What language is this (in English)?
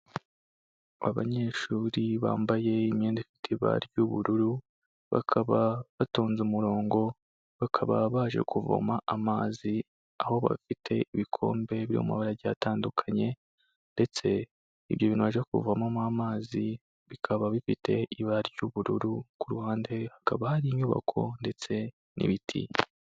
Kinyarwanda